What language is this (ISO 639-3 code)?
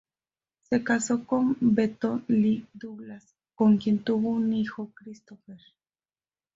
spa